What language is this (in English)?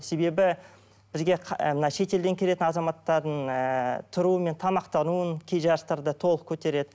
Kazakh